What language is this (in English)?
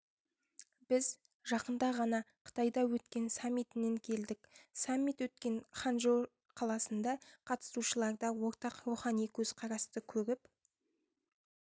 Kazakh